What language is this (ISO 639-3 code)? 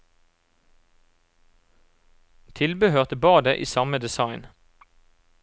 nor